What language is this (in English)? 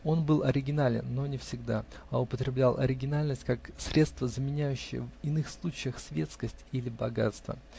Russian